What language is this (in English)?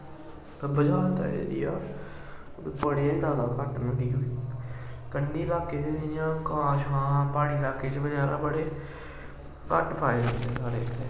Dogri